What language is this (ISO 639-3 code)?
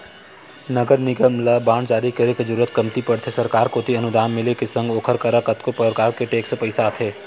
hne